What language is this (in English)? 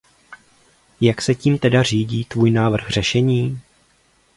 Czech